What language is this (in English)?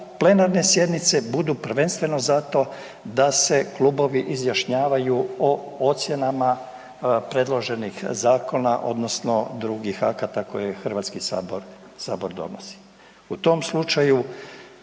Croatian